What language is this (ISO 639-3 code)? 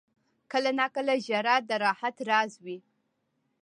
pus